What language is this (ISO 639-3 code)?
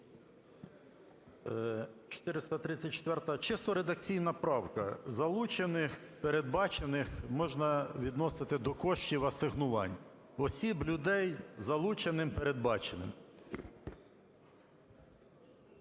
ukr